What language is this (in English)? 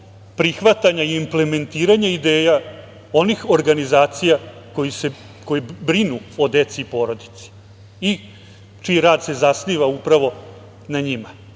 Serbian